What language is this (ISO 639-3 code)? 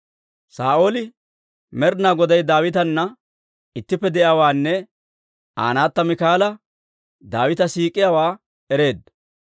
dwr